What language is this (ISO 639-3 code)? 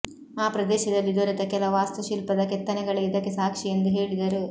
kan